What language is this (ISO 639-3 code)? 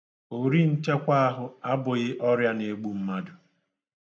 ibo